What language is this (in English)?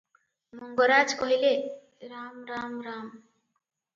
Odia